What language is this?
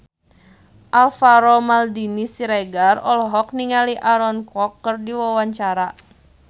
Sundanese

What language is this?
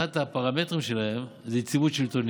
Hebrew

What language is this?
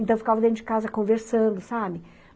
Portuguese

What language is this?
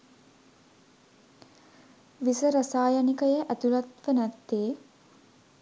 Sinhala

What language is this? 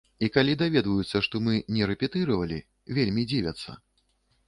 Belarusian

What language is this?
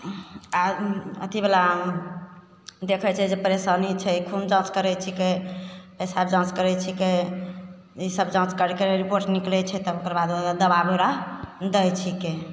Maithili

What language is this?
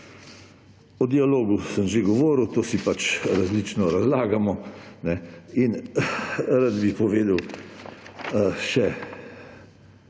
Slovenian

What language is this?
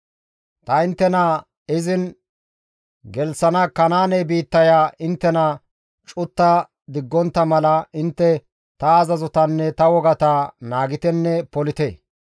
Gamo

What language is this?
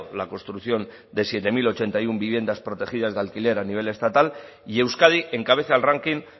Spanish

